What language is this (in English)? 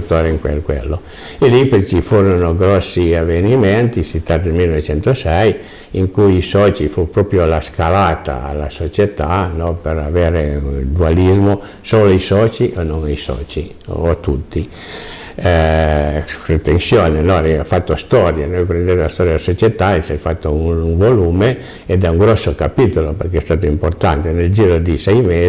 Italian